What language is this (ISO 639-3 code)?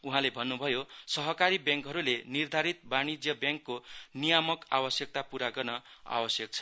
nep